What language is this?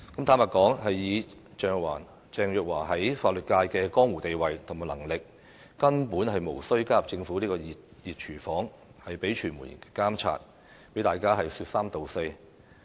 Cantonese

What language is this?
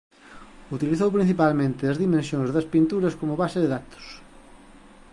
Galician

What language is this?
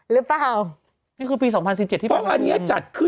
Thai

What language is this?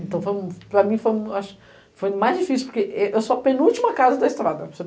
Portuguese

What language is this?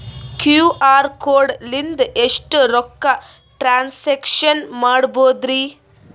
Kannada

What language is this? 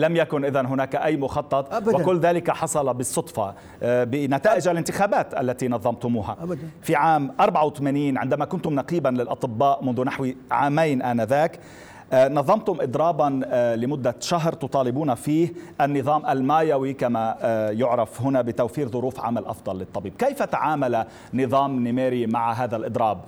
Arabic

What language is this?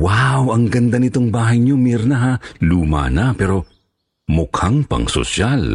Filipino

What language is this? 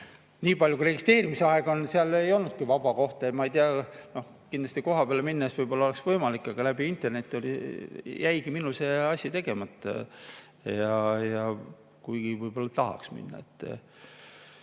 Estonian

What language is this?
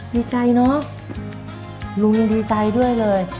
Thai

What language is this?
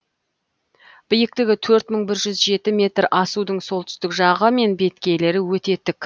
Kazakh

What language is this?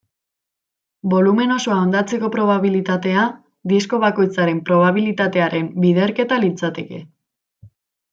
Basque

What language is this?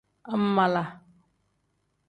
Tem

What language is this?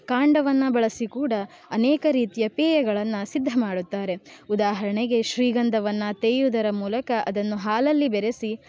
Kannada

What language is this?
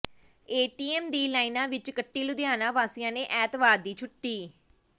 Punjabi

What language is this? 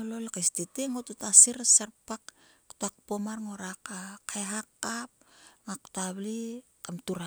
Sulka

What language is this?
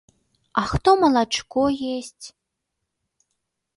Belarusian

